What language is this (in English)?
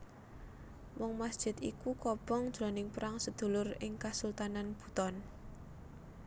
Javanese